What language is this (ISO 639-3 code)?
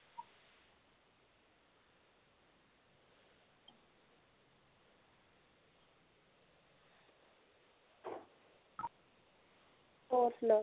pan